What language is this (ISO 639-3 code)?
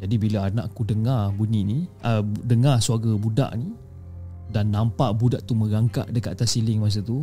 msa